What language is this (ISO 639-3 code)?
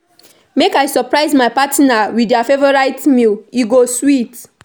pcm